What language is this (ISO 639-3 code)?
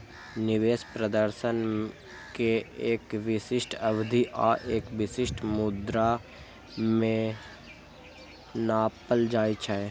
mai